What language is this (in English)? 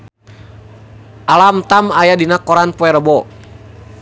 Sundanese